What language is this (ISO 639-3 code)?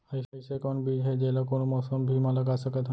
hne